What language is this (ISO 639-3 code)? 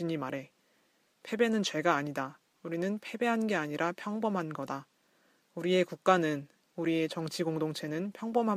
kor